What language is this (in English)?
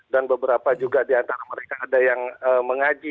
Indonesian